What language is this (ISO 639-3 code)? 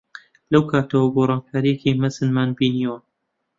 ckb